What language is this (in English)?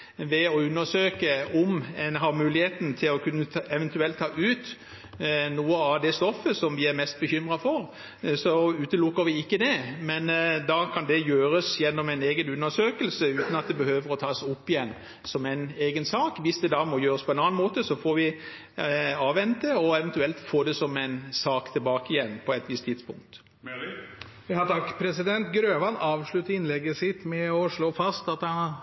Norwegian Bokmål